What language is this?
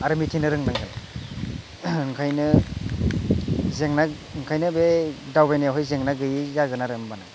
Bodo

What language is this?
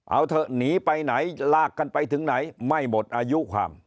Thai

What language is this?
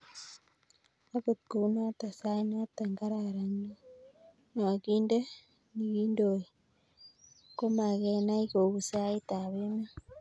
Kalenjin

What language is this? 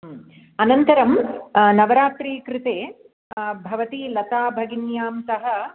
Sanskrit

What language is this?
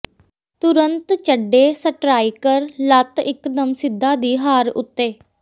Punjabi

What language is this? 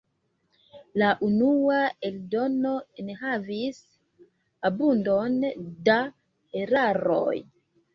Esperanto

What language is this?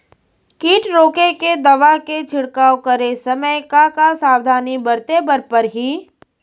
Chhattisgarhi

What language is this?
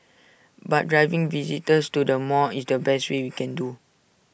English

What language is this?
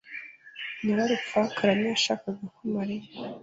Kinyarwanda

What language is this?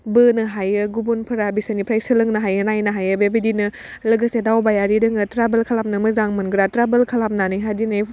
Bodo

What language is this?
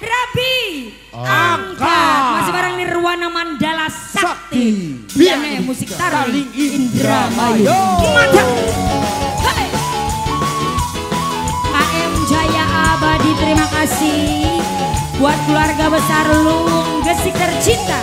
Indonesian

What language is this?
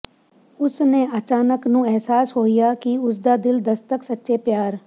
Punjabi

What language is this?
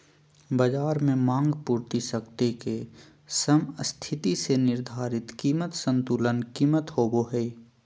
Magahi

